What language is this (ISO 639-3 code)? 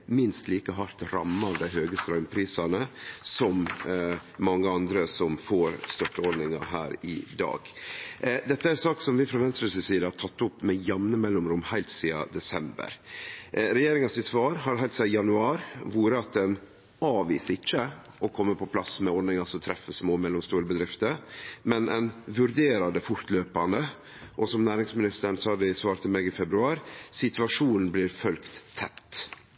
nno